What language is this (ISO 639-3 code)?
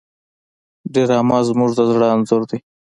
pus